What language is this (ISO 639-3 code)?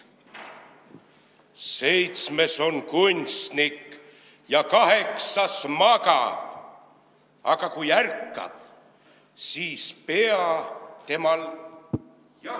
est